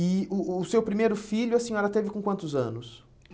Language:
Portuguese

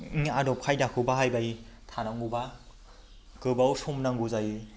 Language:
Bodo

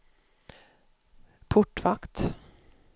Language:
Swedish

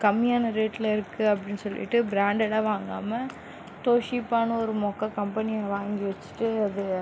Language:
Tamil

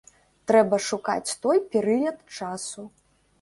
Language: Belarusian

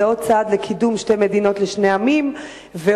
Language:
Hebrew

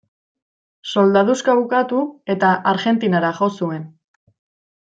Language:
Basque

